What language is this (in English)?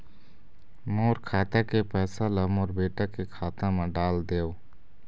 Chhattisgarhi